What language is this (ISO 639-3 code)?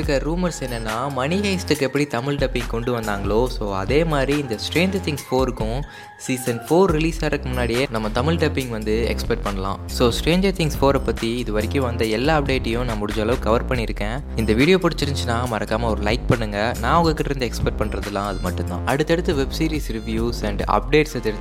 tam